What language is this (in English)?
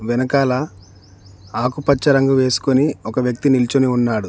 Telugu